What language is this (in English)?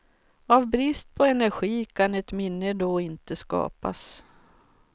Swedish